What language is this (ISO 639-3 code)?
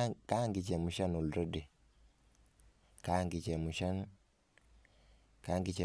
kln